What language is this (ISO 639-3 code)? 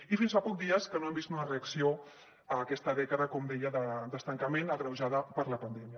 cat